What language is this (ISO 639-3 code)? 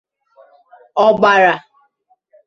ibo